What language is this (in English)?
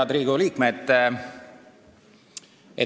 Estonian